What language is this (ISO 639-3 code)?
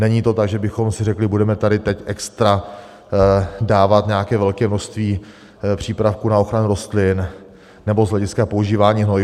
ces